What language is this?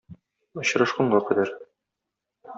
Tatar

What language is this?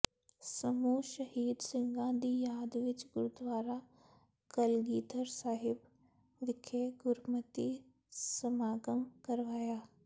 Punjabi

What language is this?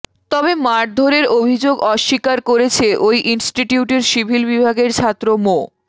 Bangla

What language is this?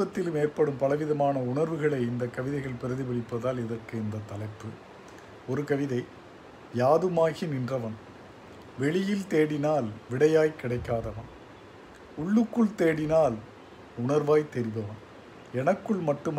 Tamil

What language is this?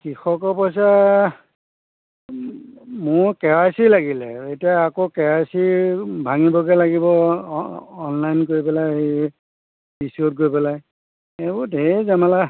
Assamese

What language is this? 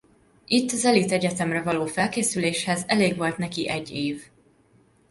Hungarian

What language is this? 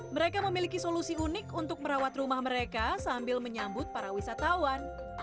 Indonesian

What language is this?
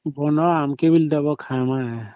Odia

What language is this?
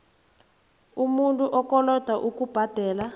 South Ndebele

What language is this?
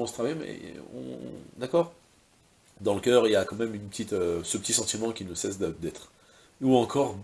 French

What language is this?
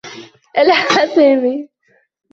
Arabic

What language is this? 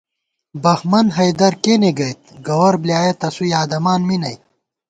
Gawar-Bati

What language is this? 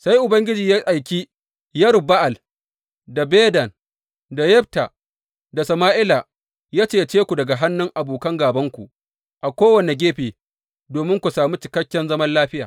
Hausa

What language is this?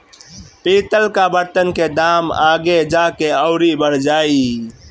Bhojpuri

